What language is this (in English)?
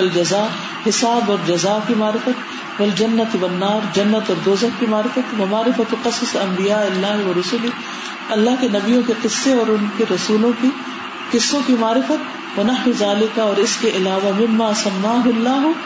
Urdu